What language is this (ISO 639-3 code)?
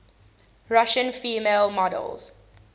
eng